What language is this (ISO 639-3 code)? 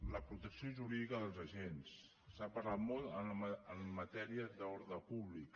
cat